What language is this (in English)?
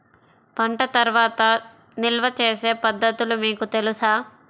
Telugu